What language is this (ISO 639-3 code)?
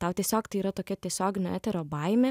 lit